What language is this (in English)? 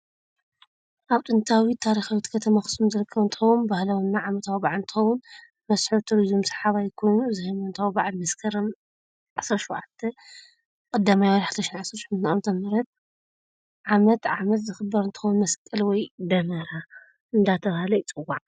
Tigrinya